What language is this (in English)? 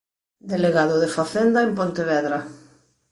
Galician